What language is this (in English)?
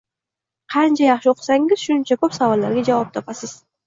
Uzbek